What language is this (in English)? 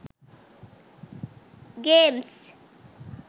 Sinhala